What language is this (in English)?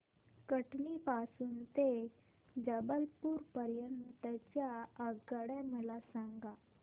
Marathi